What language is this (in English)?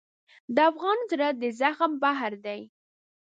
Pashto